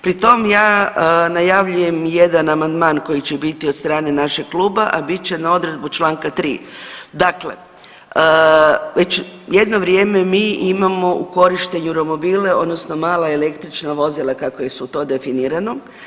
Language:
Croatian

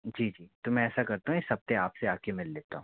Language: Hindi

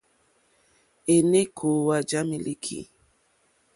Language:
Mokpwe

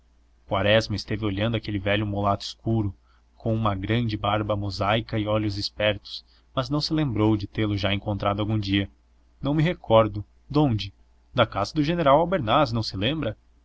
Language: Portuguese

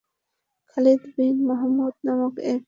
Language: Bangla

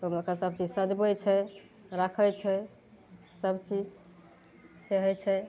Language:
Maithili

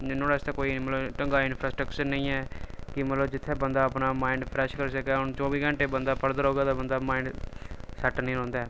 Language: Dogri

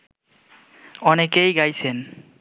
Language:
Bangla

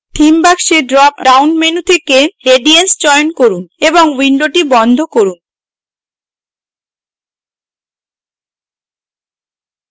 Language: Bangla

